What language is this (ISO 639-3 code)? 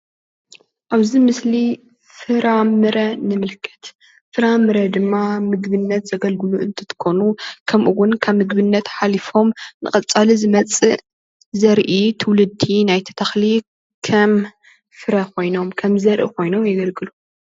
tir